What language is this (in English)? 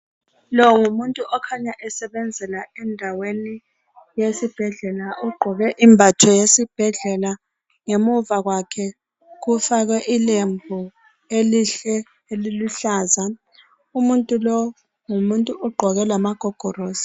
North Ndebele